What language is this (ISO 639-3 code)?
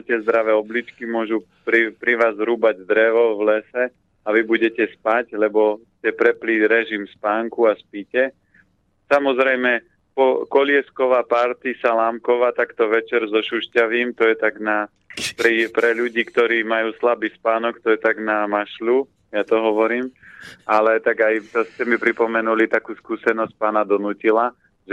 slk